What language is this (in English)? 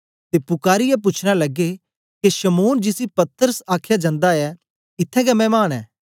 Dogri